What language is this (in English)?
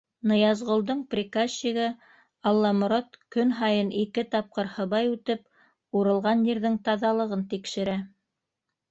Bashkir